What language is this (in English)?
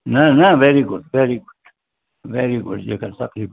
Sindhi